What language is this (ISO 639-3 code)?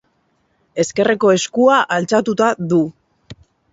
eus